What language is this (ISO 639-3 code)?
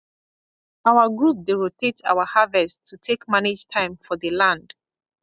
pcm